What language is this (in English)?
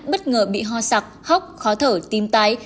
Vietnamese